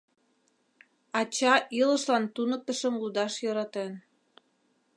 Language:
Mari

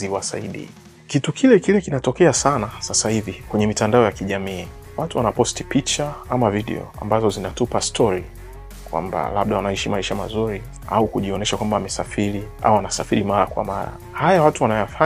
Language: Swahili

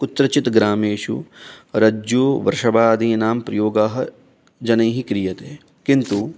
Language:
Sanskrit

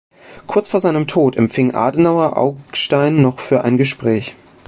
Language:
German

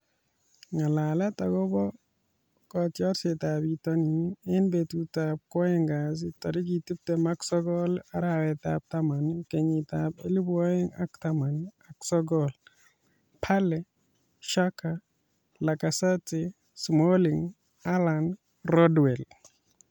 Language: Kalenjin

